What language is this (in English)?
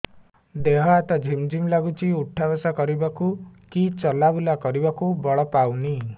Odia